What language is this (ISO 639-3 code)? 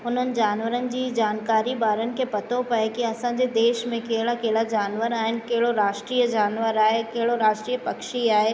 snd